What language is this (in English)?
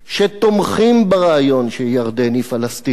Hebrew